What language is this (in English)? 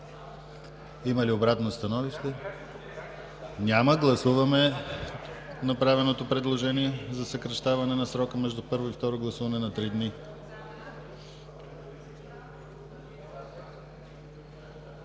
Bulgarian